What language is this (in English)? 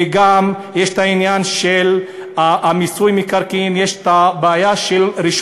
Hebrew